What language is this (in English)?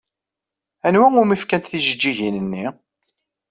Kabyle